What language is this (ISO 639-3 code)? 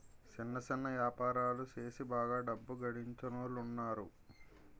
tel